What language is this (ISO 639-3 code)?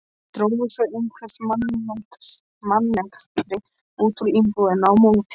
isl